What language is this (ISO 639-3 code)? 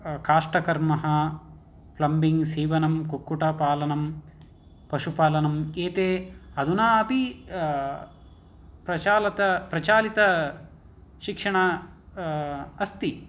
san